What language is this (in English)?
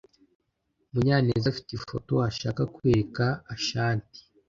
Kinyarwanda